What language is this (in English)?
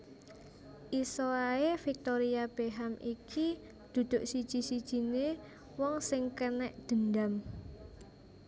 Javanese